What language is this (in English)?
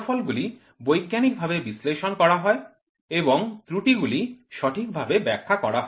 Bangla